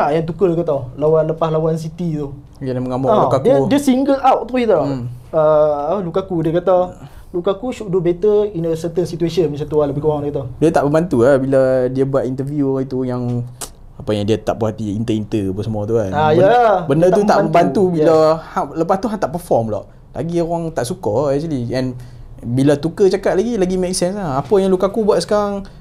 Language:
Malay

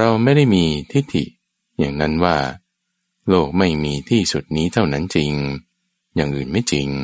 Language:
Thai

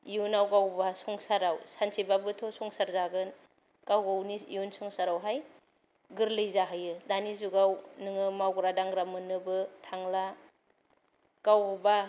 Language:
Bodo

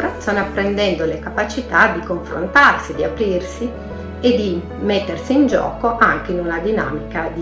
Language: Italian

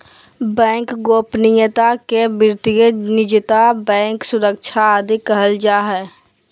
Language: Magahi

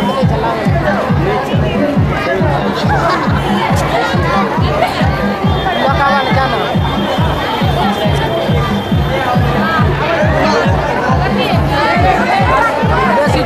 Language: Indonesian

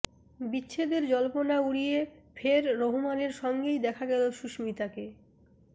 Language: Bangla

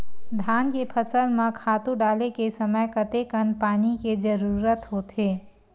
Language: Chhattisgarhi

